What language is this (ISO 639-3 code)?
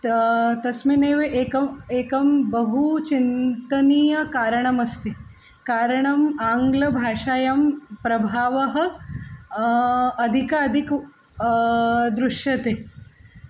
san